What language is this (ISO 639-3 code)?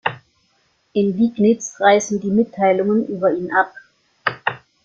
deu